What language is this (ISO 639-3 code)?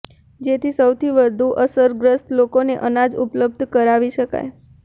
guj